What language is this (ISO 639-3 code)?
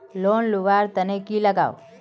mag